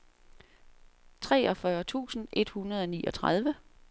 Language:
Danish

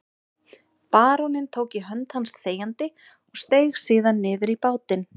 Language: Icelandic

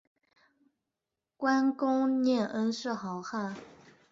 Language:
Chinese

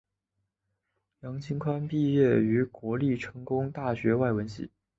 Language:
Chinese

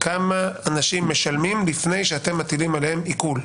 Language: Hebrew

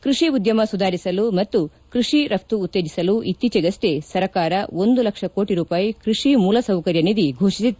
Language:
Kannada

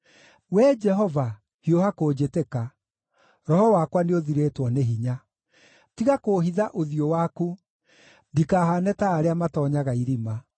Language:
Kikuyu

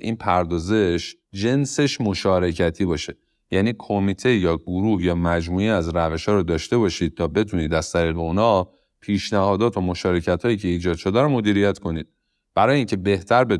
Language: Persian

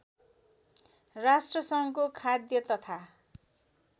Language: Nepali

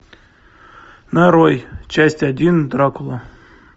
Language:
Russian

